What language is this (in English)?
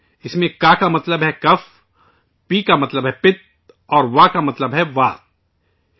Urdu